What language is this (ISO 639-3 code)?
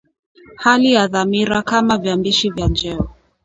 swa